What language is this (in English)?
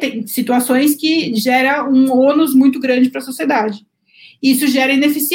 Portuguese